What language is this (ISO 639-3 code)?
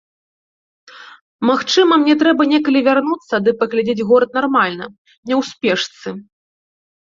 bel